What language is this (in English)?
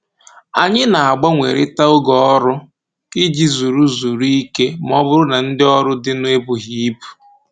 Igbo